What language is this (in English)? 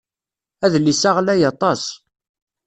Kabyle